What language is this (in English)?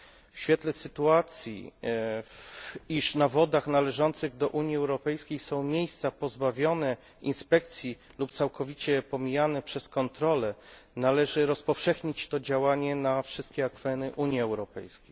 Polish